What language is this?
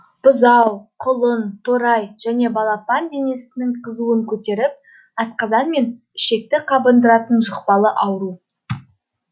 Kazakh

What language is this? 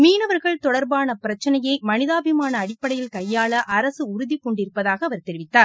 Tamil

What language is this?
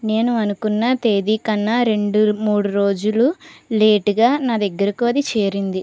Telugu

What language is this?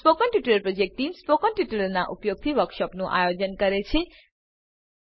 Gujarati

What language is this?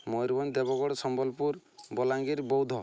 Odia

